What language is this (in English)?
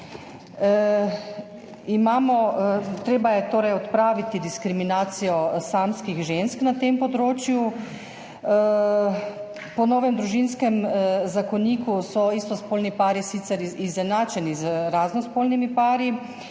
Slovenian